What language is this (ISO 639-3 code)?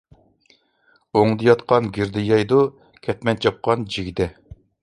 uig